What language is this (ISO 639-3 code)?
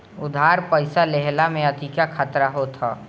bho